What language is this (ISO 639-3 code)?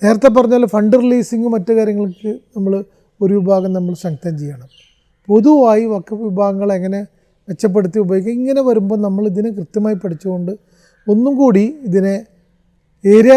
mal